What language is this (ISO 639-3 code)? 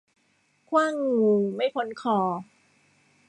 tha